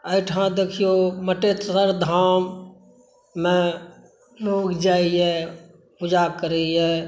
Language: Maithili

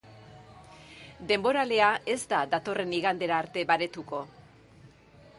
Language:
Basque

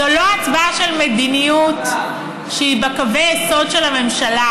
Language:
Hebrew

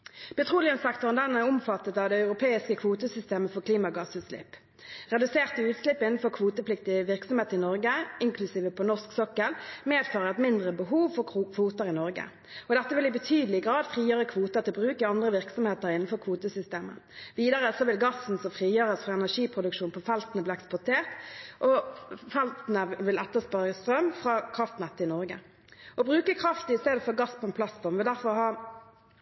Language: Norwegian Bokmål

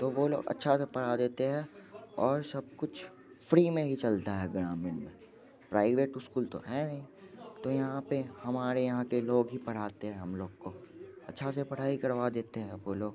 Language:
Hindi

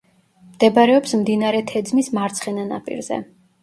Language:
Georgian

